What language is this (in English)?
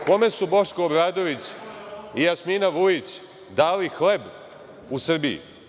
Serbian